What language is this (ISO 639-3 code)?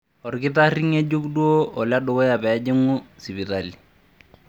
mas